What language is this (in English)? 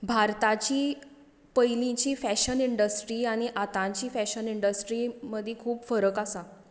Konkani